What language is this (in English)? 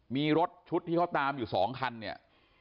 Thai